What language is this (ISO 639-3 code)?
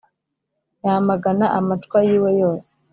kin